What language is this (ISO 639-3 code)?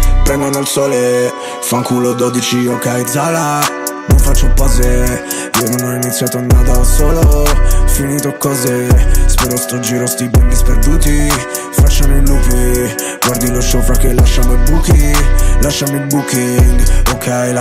ita